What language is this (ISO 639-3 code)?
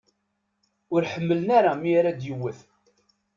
kab